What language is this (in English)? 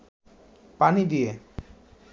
Bangla